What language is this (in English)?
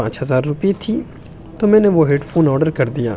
Urdu